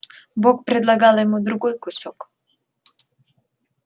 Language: Russian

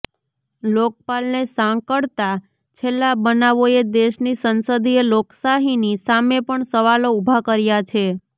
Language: Gujarati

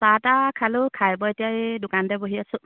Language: Assamese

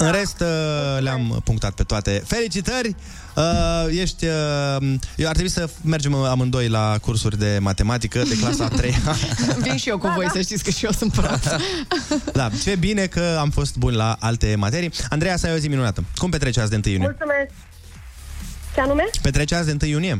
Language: Romanian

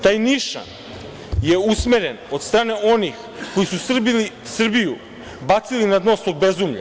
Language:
Serbian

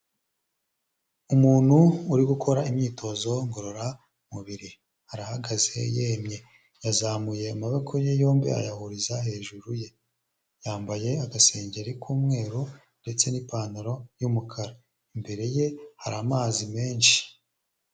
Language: Kinyarwanda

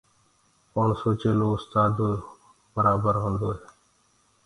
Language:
Gurgula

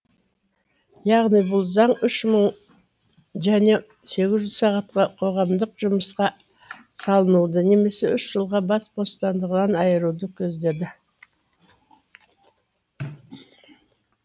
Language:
Kazakh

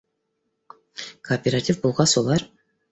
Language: Bashkir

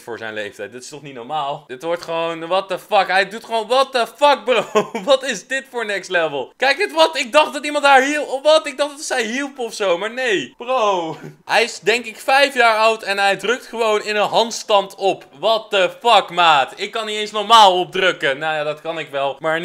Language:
Dutch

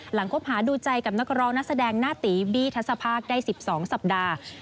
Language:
Thai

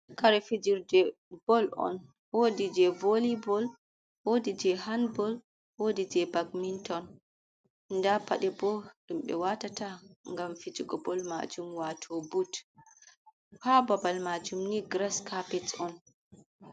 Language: Fula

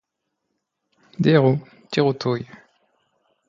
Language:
Esperanto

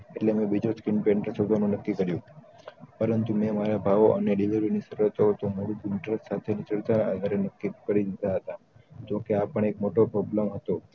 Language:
Gujarati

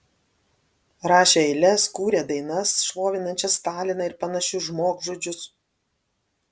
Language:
Lithuanian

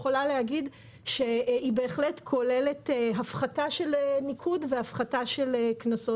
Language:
Hebrew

